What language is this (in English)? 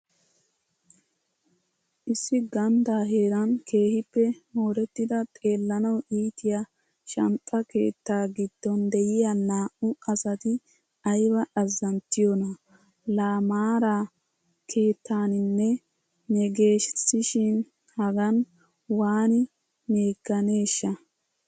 Wolaytta